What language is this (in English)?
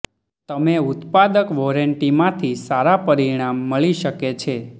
Gujarati